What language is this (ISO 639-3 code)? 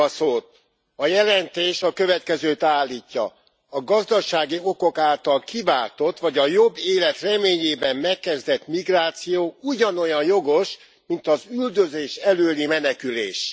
hun